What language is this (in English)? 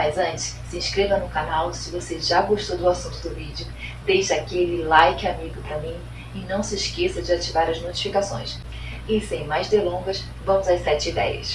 Portuguese